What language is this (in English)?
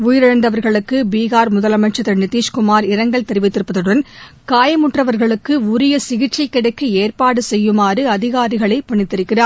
Tamil